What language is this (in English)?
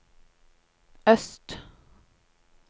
Norwegian